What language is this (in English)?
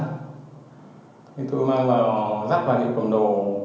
Vietnamese